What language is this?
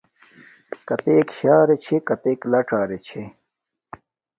Domaaki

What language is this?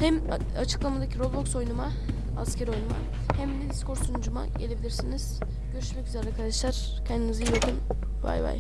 Turkish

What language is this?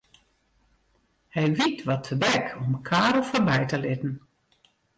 Western Frisian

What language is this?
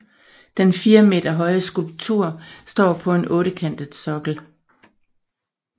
Danish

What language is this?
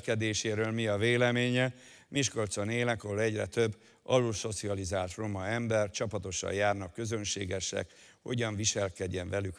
Hungarian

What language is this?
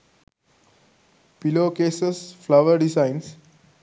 Sinhala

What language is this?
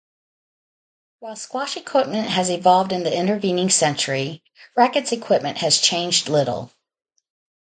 English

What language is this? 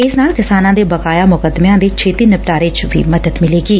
Punjabi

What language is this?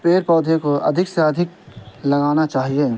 Urdu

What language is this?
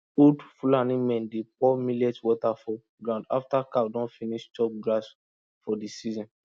Nigerian Pidgin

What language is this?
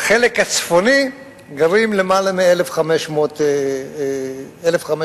Hebrew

